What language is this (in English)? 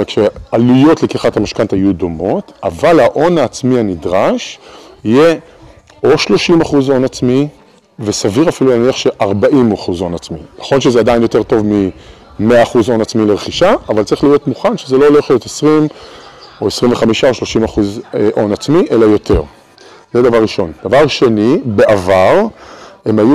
Hebrew